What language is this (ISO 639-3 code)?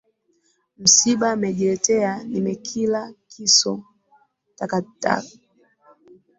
swa